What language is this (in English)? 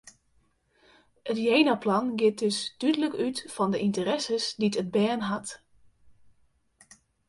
Western Frisian